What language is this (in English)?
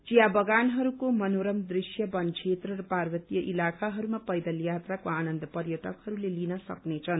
Nepali